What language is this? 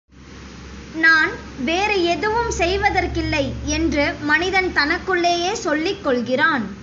Tamil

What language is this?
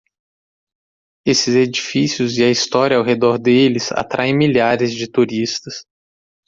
Portuguese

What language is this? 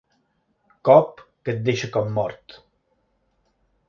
Catalan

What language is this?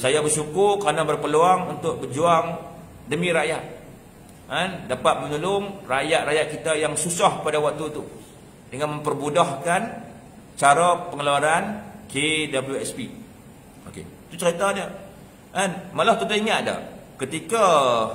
Malay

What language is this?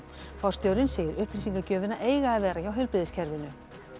Icelandic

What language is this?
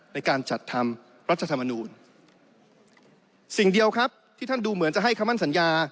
Thai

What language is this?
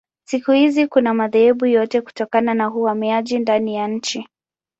Swahili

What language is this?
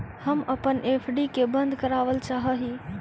Magahi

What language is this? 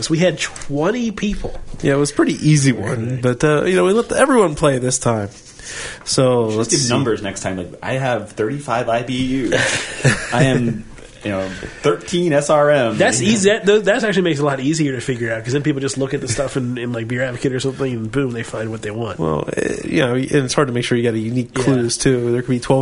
English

